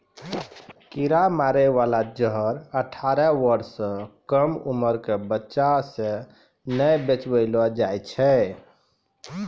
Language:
Maithili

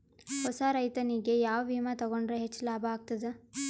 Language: Kannada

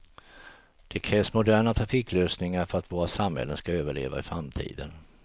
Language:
Swedish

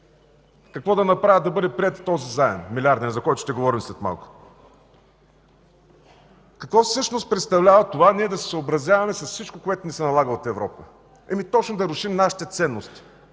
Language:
Bulgarian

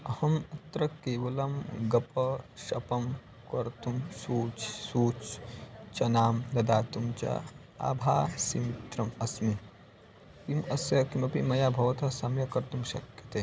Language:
Sanskrit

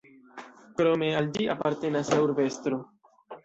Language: Esperanto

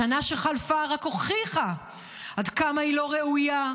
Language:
Hebrew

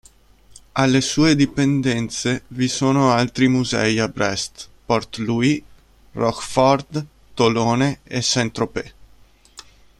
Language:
Italian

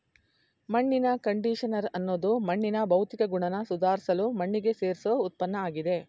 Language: Kannada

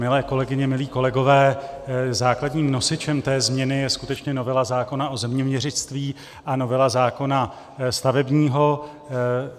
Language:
Czech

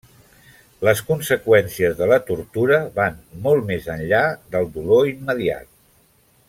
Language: Catalan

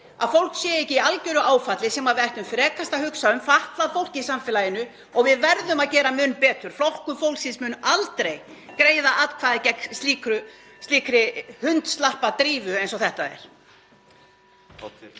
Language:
Icelandic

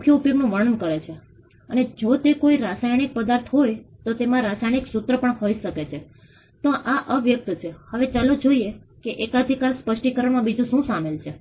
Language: Gujarati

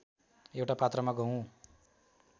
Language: Nepali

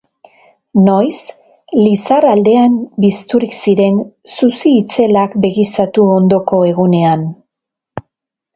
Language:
Basque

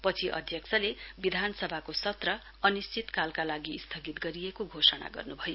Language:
Nepali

